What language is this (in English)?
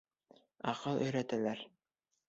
Bashkir